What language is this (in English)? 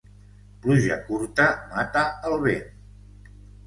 Catalan